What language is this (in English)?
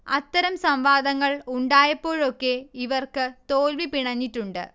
Malayalam